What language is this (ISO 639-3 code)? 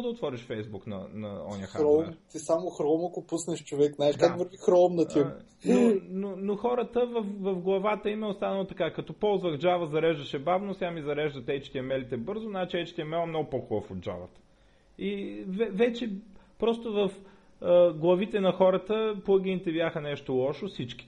bul